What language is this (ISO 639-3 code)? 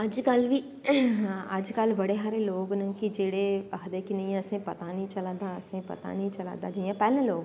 doi